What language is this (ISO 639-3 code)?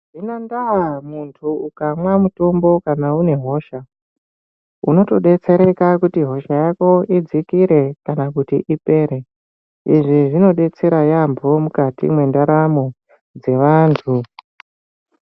ndc